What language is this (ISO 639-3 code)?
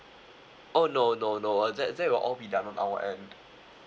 eng